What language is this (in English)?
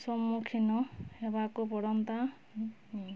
Odia